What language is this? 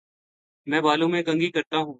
Urdu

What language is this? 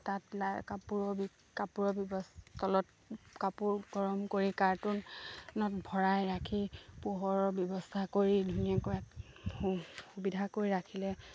Assamese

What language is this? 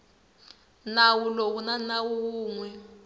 Tsonga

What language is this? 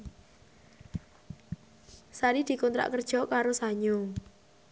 Javanese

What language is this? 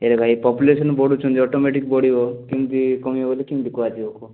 Odia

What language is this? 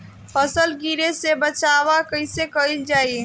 Bhojpuri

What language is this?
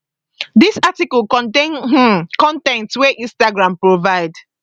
Nigerian Pidgin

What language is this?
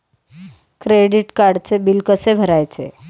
Marathi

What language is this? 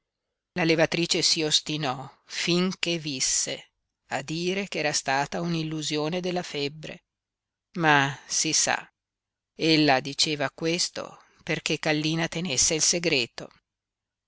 Italian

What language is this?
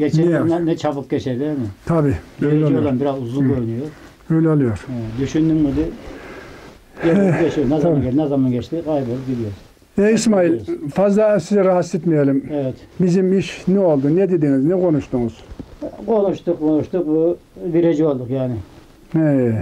Turkish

